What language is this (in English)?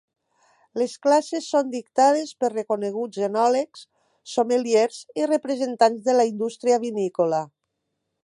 Catalan